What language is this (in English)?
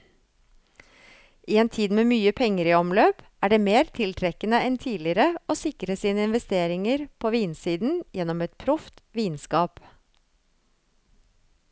Norwegian